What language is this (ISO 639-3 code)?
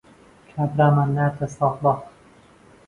ckb